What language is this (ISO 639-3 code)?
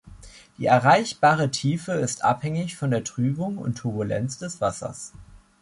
deu